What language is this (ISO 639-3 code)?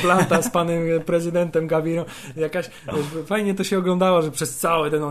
pol